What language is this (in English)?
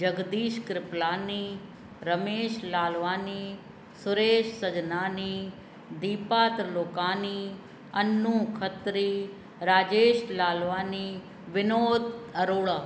Sindhi